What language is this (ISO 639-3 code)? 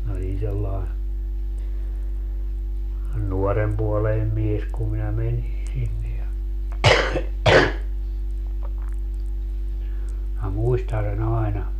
fin